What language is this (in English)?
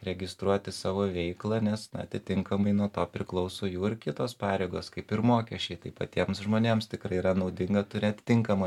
Lithuanian